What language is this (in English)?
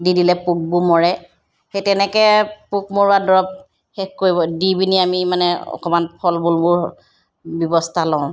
Assamese